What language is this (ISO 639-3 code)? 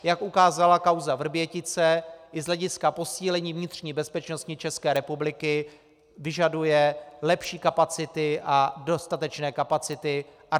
ces